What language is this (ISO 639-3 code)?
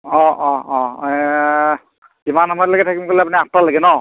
asm